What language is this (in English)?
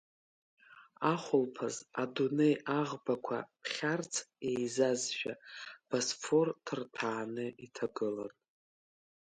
Abkhazian